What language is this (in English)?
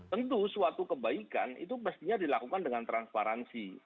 Indonesian